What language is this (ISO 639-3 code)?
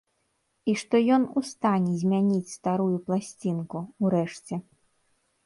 bel